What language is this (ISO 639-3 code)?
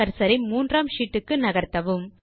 tam